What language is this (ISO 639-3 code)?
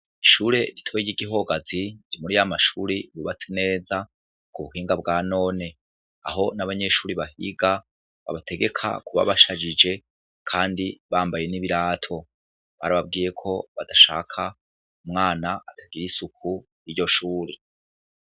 run